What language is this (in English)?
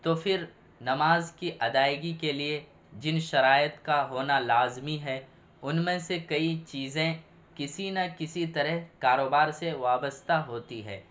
Urdu